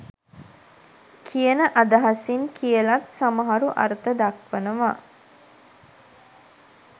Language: Sinhala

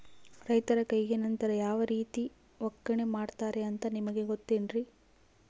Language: Kannada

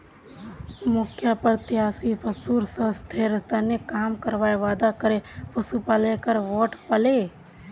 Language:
Magahi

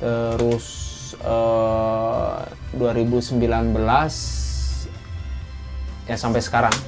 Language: Indonesian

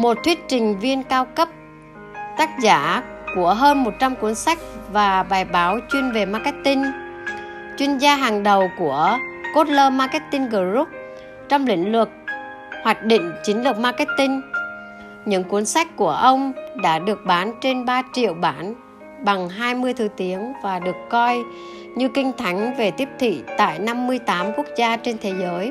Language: Vietnamese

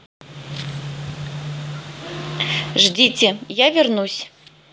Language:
Russian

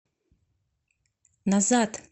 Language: Russian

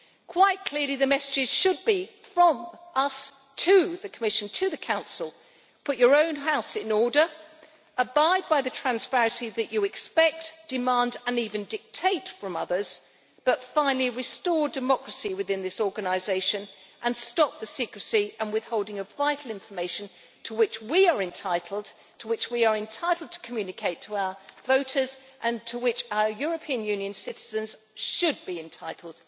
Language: English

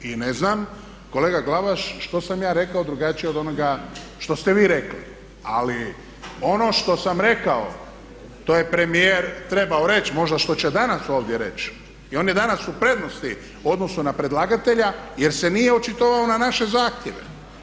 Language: Croatian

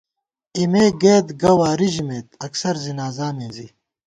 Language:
Gawar-Bati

